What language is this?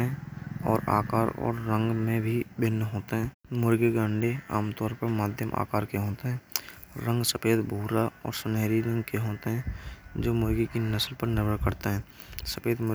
Braj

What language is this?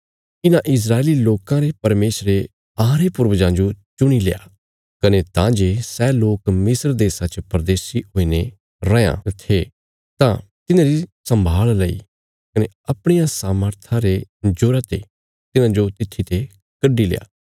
Bilaspuri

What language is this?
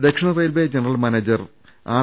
Malayalam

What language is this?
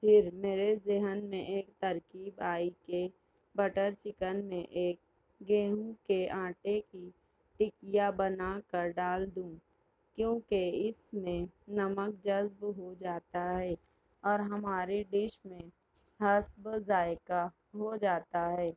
Urdu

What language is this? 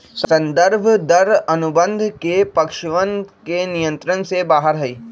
Magahi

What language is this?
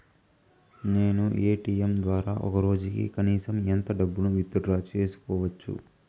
Telugu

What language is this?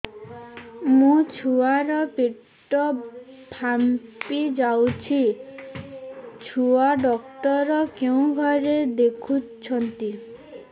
Odia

